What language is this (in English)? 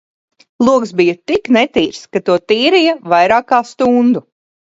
Latvian